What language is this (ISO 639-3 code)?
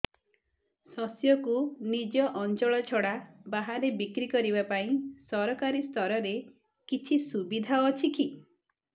ori